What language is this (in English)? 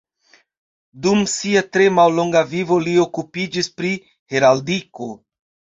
Esperanto